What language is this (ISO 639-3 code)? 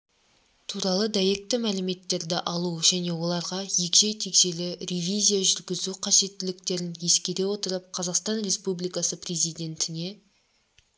kaz